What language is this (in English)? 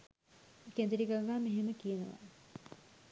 Sinhala